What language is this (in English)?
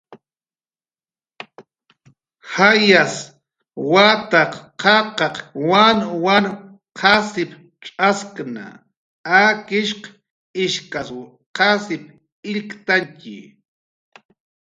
Jaqaru